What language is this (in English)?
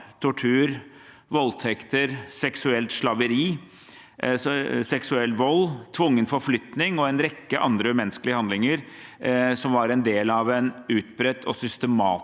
Norwegian